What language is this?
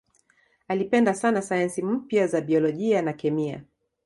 Swahili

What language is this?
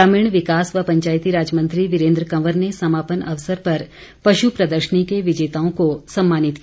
Hindi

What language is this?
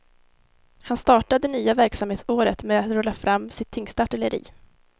Swedish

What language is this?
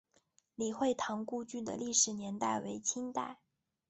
Chinese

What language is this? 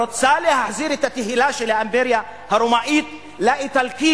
Hebrew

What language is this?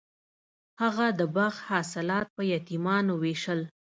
Pashto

